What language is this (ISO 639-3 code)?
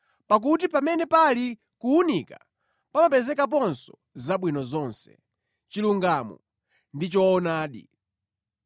nya